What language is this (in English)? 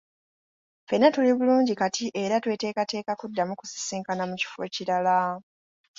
Ganda